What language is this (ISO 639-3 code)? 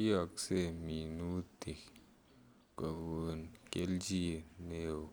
kln